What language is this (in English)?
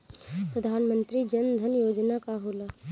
Bhojpuri